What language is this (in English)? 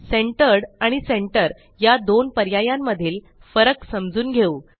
Marathi